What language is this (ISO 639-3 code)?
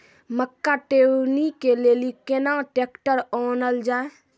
mai